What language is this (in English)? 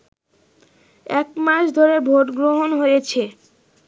Bangla